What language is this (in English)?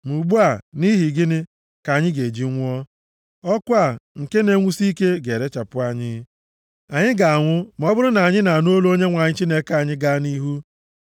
Igbo